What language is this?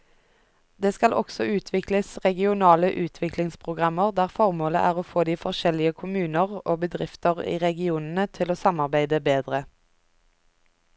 Norwegian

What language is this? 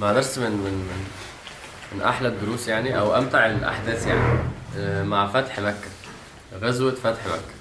Arabic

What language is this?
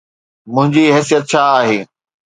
Sindhi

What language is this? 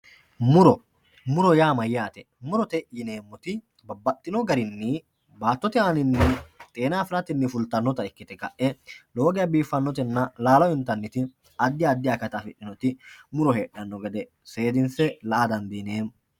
Sidamo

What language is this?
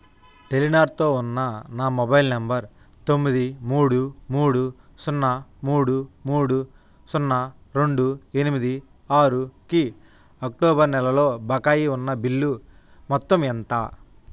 Telugu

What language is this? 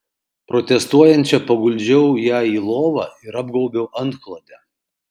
Lithuanian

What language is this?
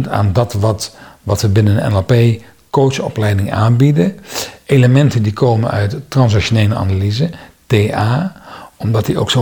Dutch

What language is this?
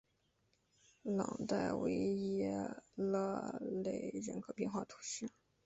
Chinese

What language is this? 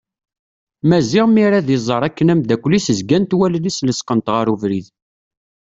Kabyle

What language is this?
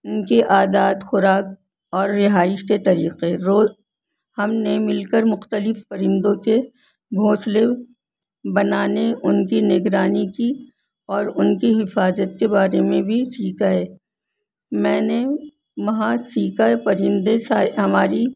Urdu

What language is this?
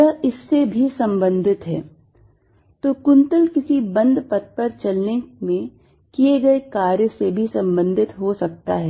Hindi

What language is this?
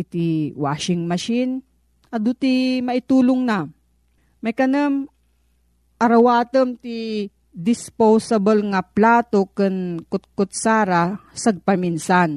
Filipino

